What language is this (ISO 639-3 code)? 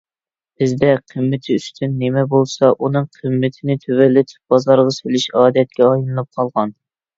uig